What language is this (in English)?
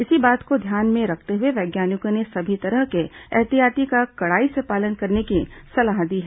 Hindi